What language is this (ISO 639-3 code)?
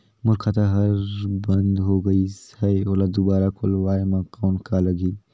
hne